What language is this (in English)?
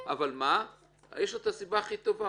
Hebrew